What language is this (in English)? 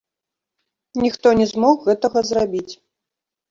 Belarusian